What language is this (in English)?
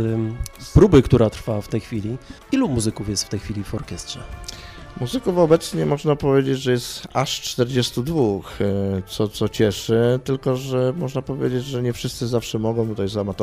Polish